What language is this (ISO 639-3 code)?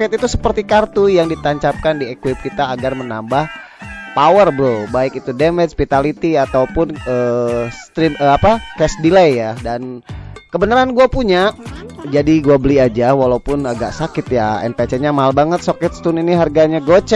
ind